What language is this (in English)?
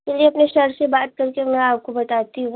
Hindi